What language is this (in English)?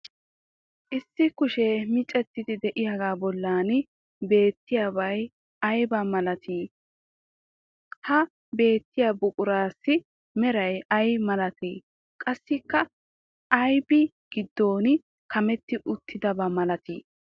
Wolaytta